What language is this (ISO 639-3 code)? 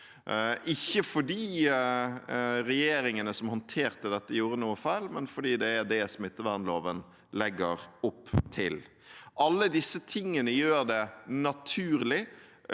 nor